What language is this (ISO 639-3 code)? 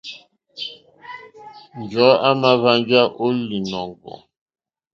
bri